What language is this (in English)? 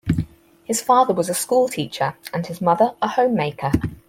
English